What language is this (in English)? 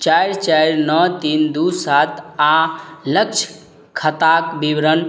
Maithili